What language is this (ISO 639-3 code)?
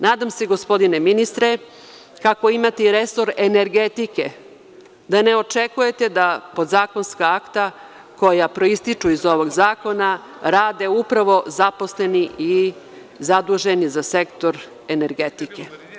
srp